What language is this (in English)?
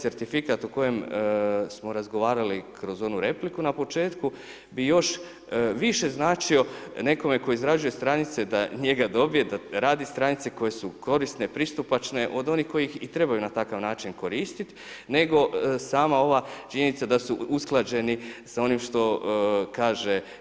Croatian